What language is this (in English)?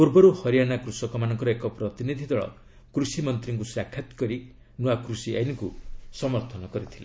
Odia